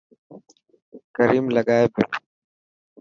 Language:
Dhatki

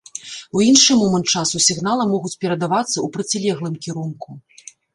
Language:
Belarusian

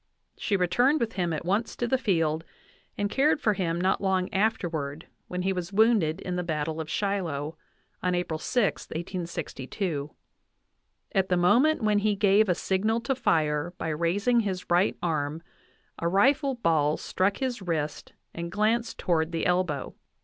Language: English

